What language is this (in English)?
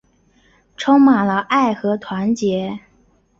Chinese